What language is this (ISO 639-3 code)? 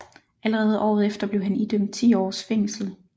dan